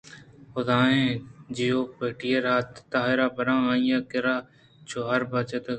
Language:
Eastern Balochi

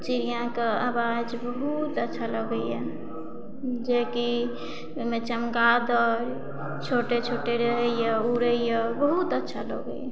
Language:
Maithili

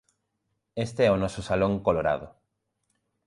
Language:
Galician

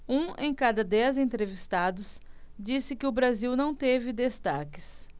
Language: Portuguese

